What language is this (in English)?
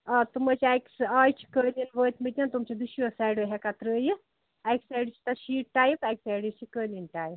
Kashmiri